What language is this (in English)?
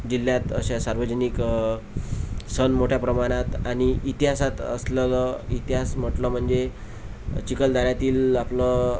Marathi